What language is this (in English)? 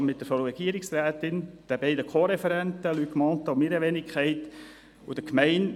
Swiss German